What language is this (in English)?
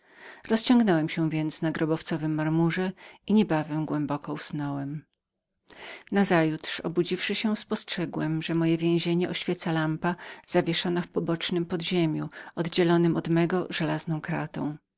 Polish